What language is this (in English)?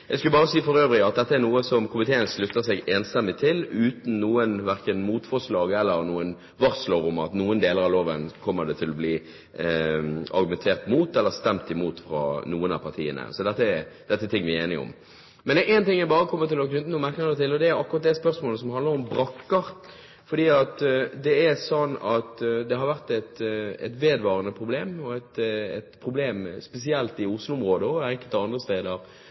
Norwegian Bokmål